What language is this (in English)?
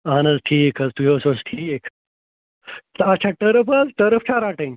Kashmiri